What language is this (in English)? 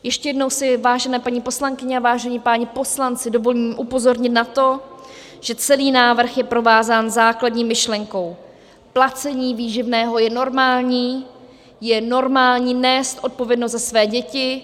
Czech